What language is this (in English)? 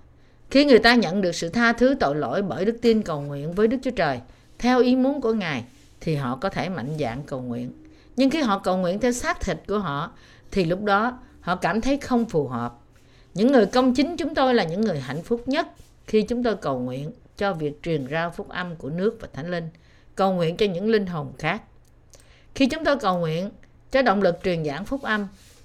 Vietnamese